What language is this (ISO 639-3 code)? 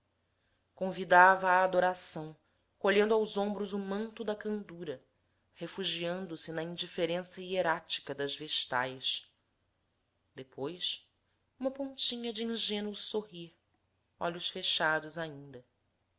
por